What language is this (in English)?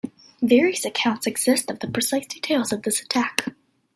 English